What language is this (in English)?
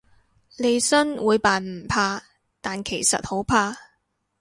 Cantonese